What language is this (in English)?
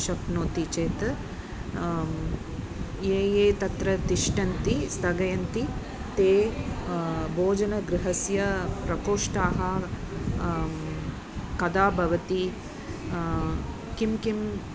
Sanskrit